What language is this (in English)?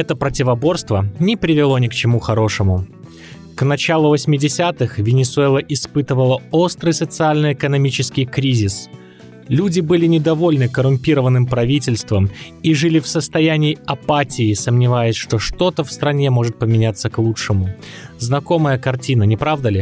Russian